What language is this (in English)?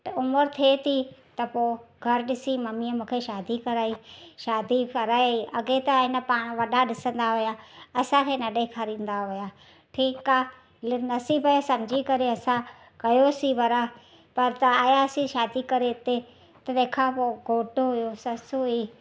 Sindhi